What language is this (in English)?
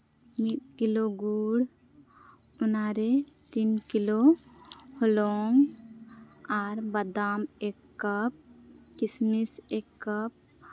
Santali